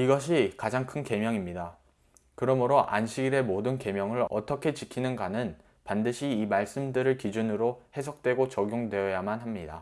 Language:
Korean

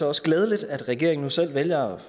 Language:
Danish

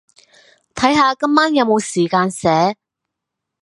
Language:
Cantonese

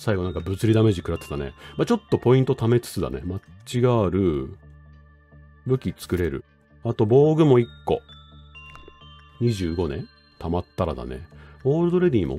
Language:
Japanese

